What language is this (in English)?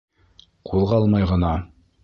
Bashkir